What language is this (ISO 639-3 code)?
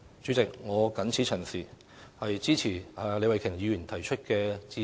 yue